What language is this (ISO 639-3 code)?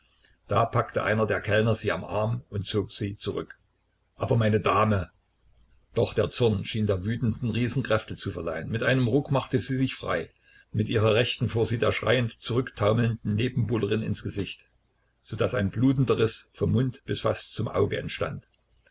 deu